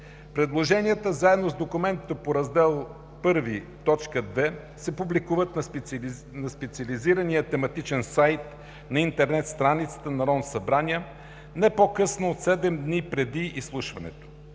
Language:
Bulgarian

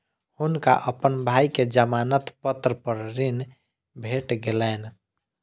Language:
Maithili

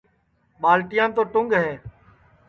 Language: Sansi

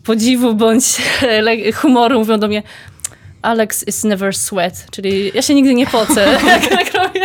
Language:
Polish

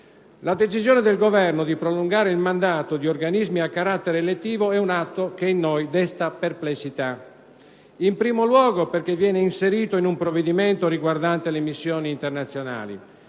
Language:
Italian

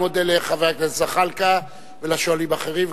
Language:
Hebrew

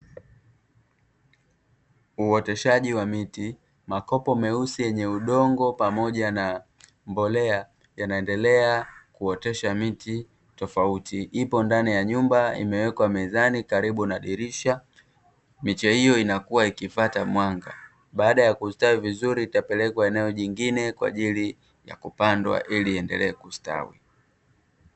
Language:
Swahili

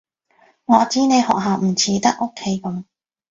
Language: Cantonese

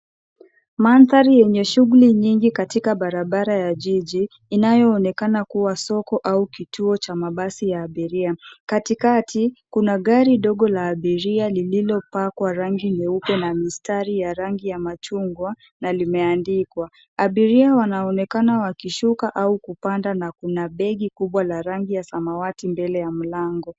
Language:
Swahili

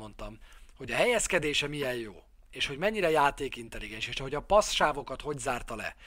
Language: Hungarian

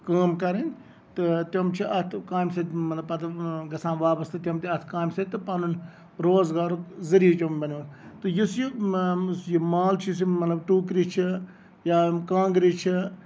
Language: Kashmiri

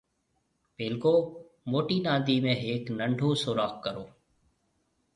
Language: Marwari (Pakistan)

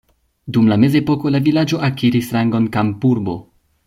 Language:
Esperanto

